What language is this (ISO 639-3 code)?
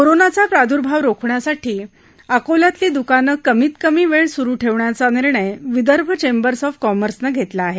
mar